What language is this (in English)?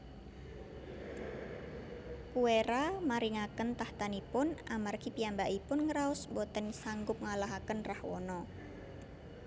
Javanese